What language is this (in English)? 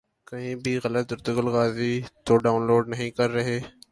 Urdu